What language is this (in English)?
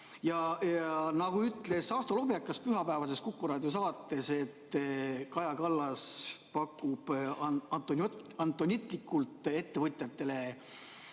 Estonian